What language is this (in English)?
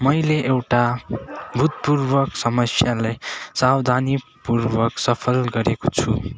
Nepali